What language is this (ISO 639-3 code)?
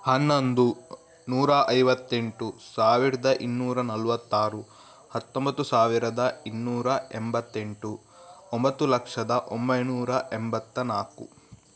kan